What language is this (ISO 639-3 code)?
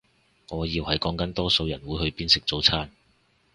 yue